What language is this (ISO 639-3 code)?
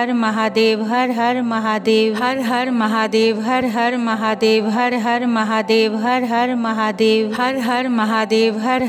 pan